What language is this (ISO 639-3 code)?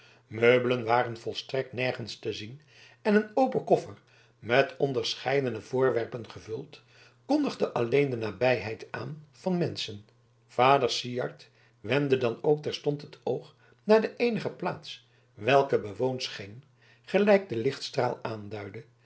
nld